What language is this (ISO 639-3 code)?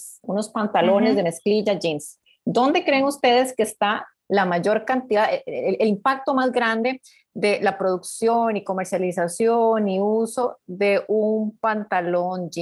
spa